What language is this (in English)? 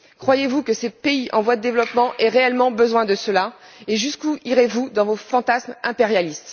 French